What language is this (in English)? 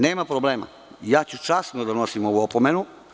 Serbian